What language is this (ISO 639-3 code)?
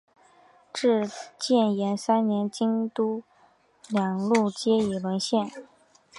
zho